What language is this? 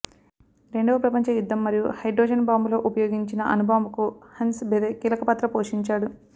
Telugu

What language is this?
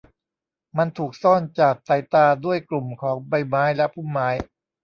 Thai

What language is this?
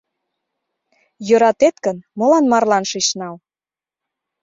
Mari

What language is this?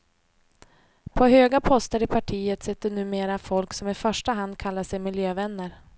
Swedish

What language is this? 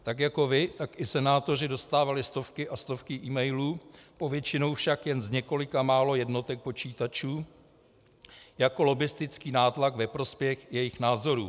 Czech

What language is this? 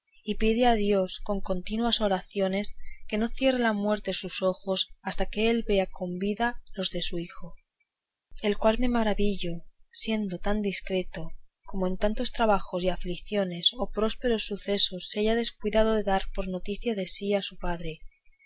Spanish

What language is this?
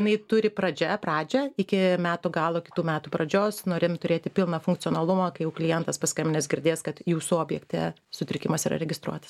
Lithuanian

